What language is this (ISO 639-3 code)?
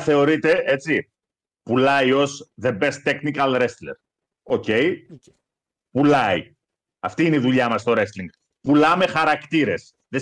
ell